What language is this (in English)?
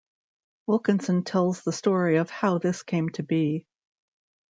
English